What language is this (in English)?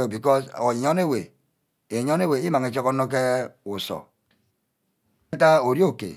Ubaghara